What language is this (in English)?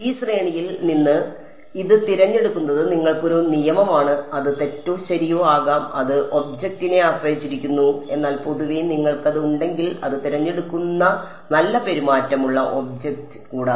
Malayalam